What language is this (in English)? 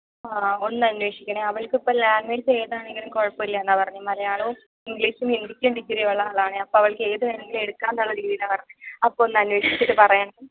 Malayalam